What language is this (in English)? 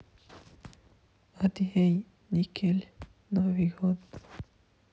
Russian